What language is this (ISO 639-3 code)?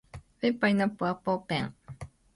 jpn